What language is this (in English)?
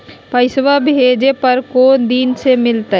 Magahi